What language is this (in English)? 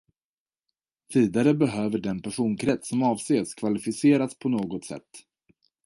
Swedish